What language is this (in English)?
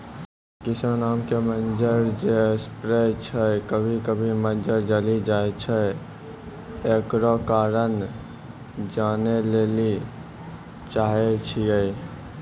Maithili